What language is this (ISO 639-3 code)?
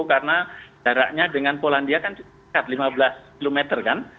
ind